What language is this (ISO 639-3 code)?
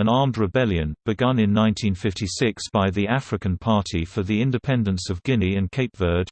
eng